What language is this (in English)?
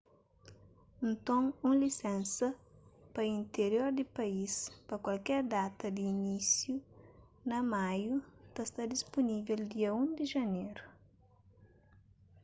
Kabuverdianu